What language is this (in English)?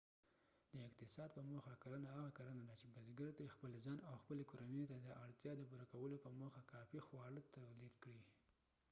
Pashto